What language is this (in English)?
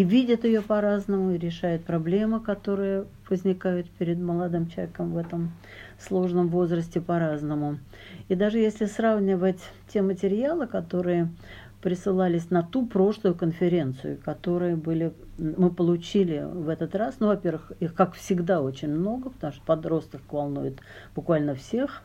Russian